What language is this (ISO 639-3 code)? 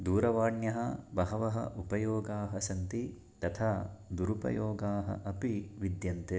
san